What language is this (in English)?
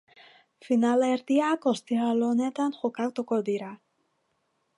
Basque